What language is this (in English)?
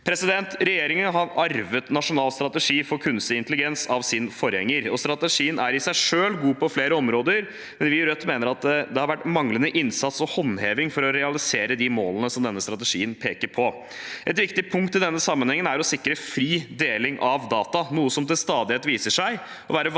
Norwegian